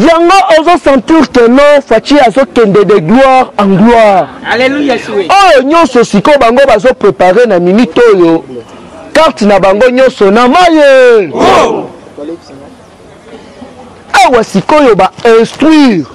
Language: French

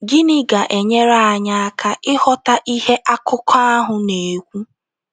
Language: Igbo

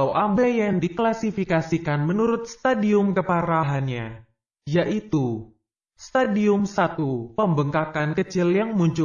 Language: Indonesian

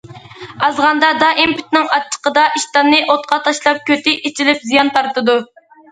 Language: Uyghur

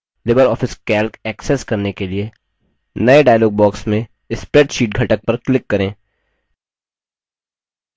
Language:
Hindi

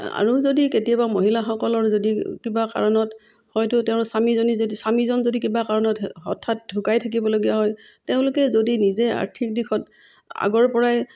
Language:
Assamese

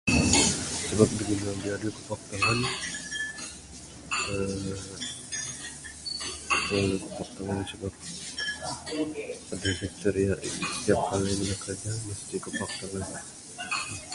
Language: Bukar-Sadung Bidayuh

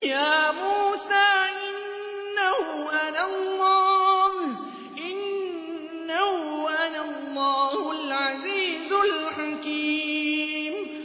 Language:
Arabic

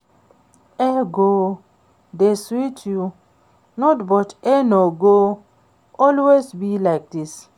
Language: Nigerian Pidgin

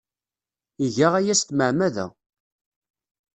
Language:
Kabyle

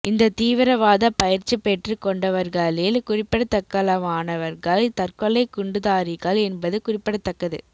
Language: Tamil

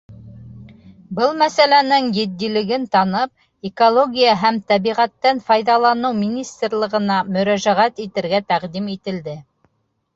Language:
Bashkir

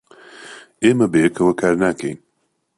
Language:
Central Kurdish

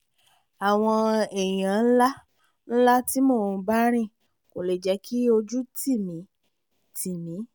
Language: Yoruba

